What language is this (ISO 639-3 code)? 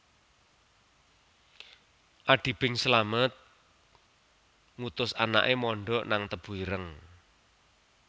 jav